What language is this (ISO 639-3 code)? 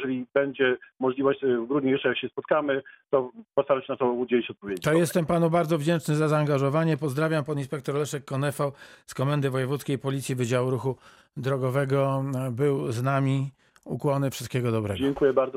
pol